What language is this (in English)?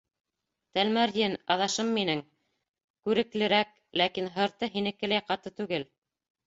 Bashkir